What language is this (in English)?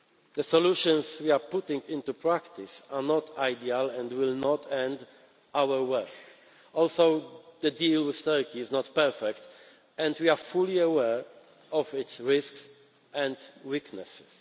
English